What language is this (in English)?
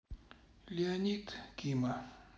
Russian